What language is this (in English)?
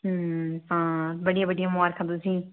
Dogri